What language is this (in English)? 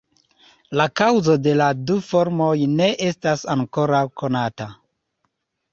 Esperanto